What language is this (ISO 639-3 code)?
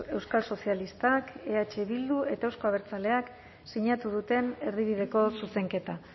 eus